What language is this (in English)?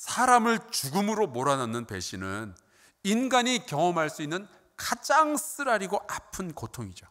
Korean